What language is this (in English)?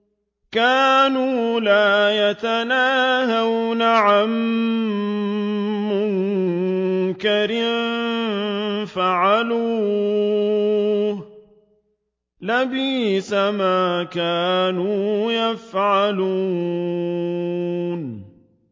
Arabic